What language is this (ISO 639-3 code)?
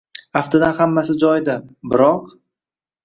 uzb